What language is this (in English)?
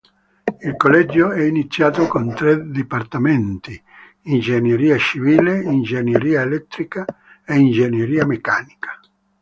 Italian